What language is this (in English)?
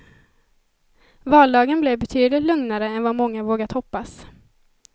Swedish